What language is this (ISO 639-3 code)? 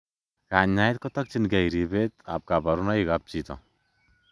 kln